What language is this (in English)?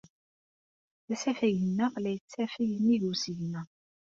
Kabyle